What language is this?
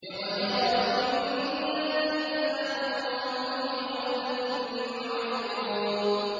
Arabic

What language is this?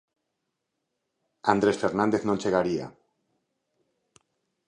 Galician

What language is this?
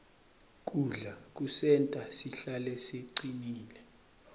Swati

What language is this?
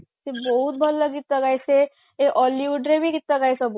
Odia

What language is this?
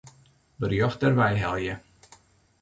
Western Frisian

